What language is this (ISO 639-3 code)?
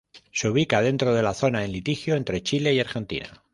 spa